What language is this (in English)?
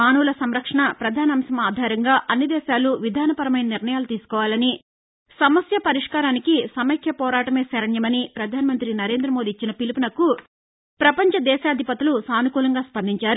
Telugu